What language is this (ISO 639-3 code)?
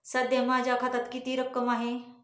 mar